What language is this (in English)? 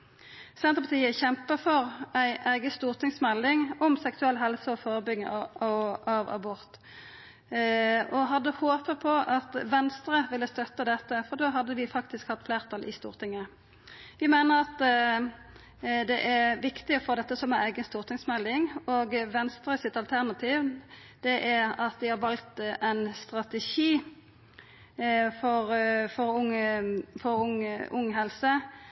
Norwegian Nynorsk